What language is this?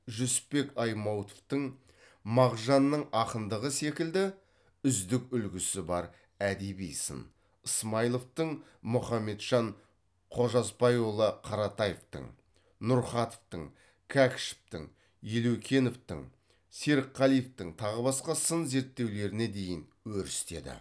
Kazakh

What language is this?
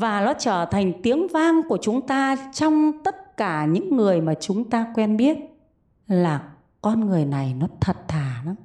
Vietnamese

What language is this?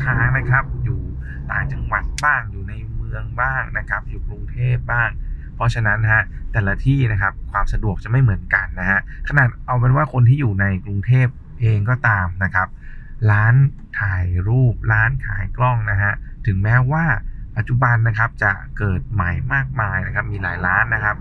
Thai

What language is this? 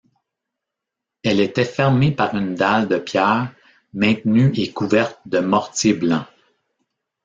French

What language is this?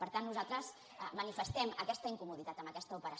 Catalan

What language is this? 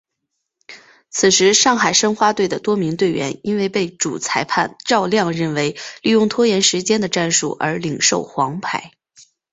Chinese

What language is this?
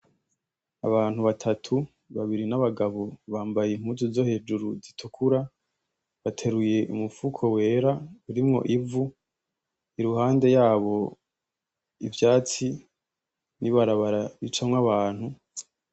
Rundi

